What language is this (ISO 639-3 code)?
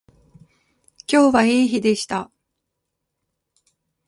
jpn